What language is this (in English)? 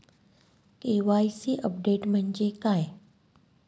Marathi